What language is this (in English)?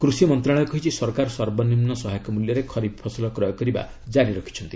Odia